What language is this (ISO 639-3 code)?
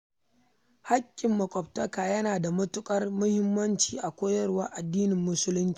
hau